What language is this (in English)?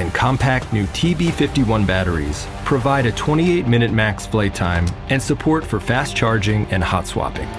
English